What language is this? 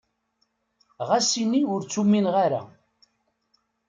Kabyle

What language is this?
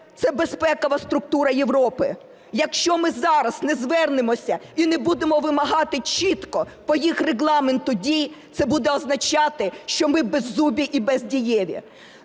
Ukrainian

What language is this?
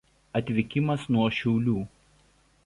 Lithuanian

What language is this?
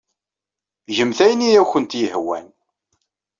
Kabyle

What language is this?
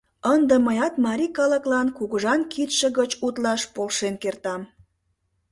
Mari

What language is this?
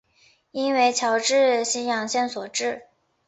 Chinese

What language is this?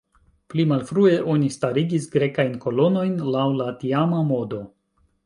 Esperanto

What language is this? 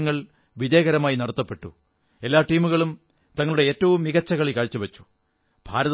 Malayalam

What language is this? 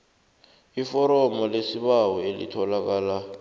South Ndebele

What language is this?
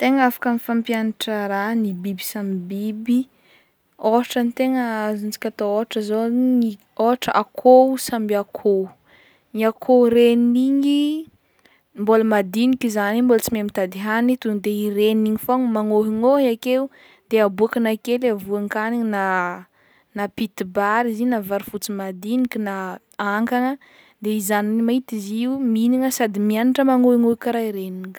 Northern Betsimisaraka Malagasy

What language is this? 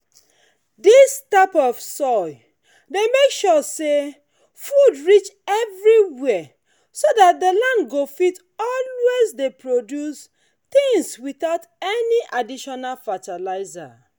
Nigerian Pidgin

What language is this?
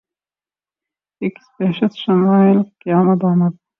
Urdu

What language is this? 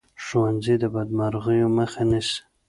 Pashto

